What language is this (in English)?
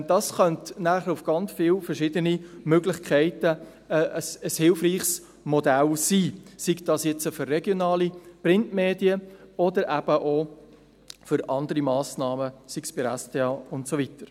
Swiss German